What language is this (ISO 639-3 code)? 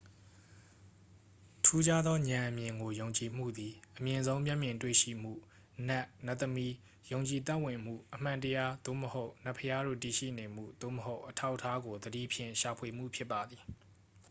mya